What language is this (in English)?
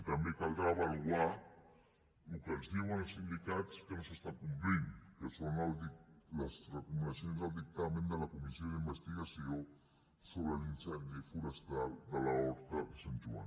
Catalan